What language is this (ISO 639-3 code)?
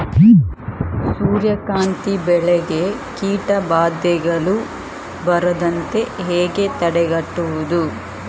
kan